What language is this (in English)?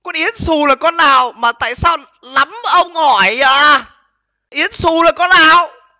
Vietnamese